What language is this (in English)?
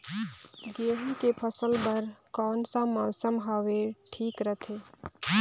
Chhattisgarhi